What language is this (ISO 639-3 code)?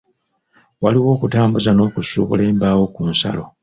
lug